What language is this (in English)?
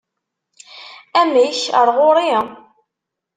Kabyle